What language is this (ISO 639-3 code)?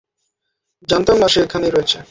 ben